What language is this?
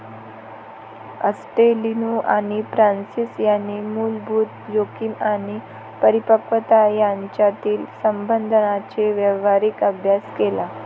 Marathi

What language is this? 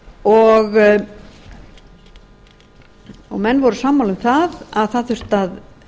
Icelandic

